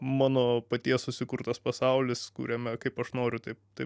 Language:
Lithuanian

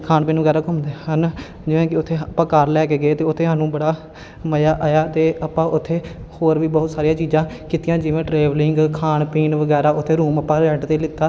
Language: Punjabi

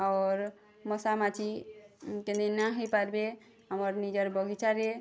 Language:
Odia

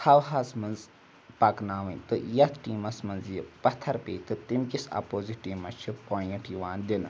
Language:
Kashmiri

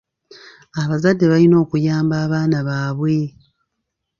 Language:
Ganda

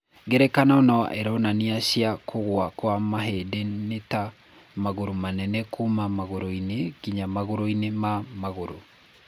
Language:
Kikuyu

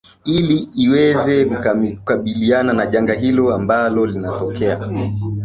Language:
Swahili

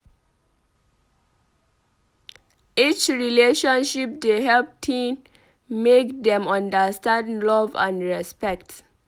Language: Nigerian Pidgin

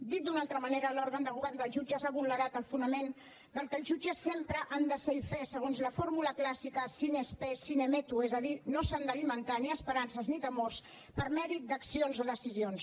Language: Catalan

